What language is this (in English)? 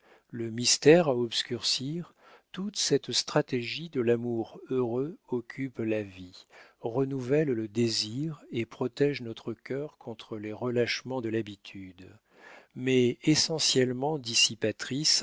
French